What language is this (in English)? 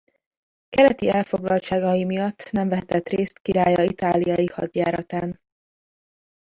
Hungarian